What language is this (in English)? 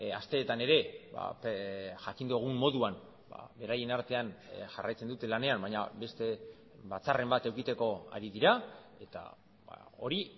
Basque